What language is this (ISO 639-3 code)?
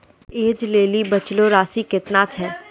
mai